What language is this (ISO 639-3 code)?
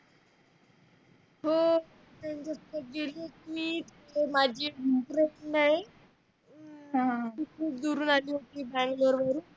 mar